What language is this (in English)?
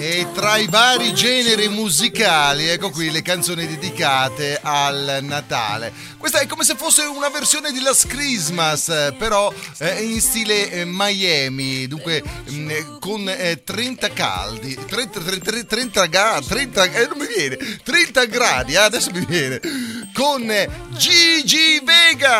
Italian